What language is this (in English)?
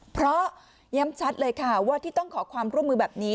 Thai